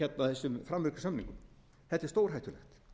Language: Icelandic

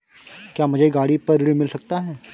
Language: Hindi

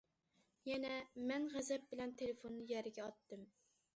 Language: Uyghur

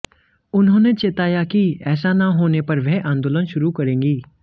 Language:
Hindi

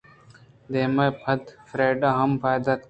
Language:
Eastern Balochi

